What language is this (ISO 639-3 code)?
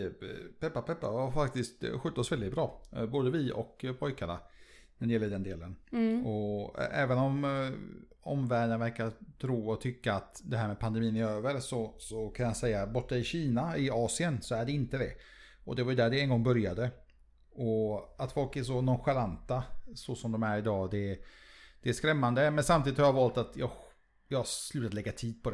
swe